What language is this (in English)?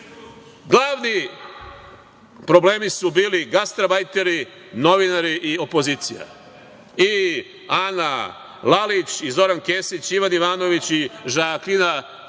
Serbian